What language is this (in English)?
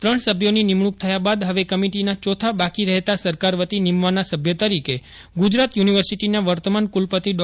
Gujarati